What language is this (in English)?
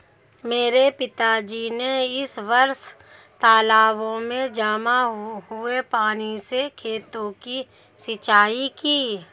Hindi